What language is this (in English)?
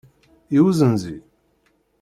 Kabyle